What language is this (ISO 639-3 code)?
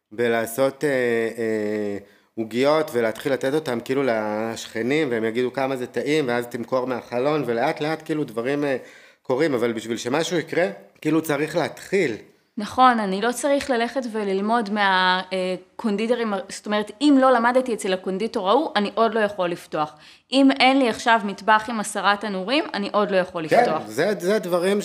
heb